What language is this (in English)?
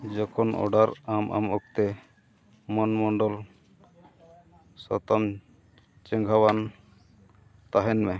Santali